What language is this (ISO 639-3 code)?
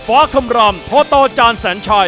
tha